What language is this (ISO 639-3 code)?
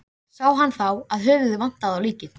isl